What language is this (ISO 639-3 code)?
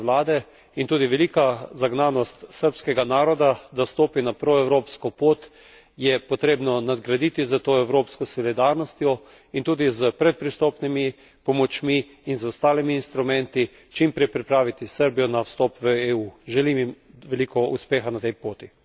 slv